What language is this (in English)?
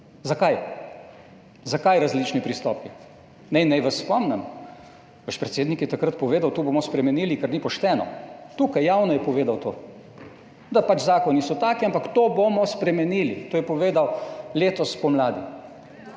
Slovenian